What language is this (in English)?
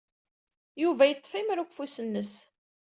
Kabyle